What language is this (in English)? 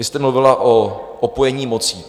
Czech